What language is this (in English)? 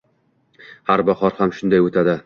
Uzbek